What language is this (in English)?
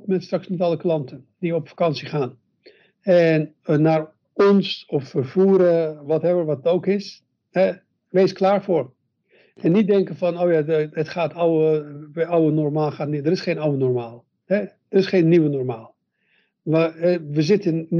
Dutch